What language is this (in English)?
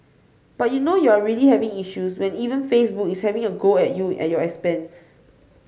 English